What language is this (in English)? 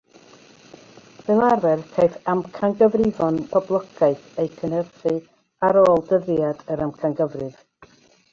Welsh